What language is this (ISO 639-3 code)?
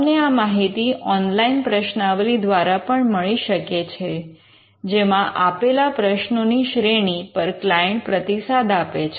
guj